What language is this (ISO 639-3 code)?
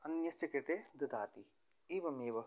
san